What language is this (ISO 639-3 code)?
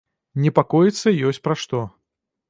bel